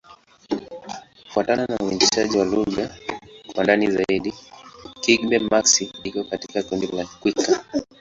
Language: Swahili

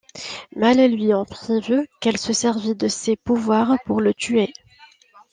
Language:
French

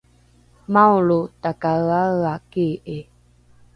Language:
Rukai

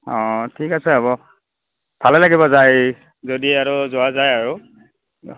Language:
Assamese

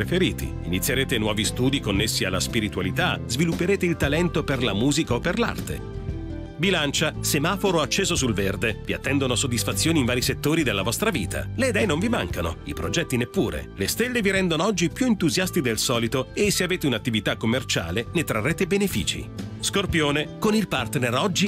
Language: Italian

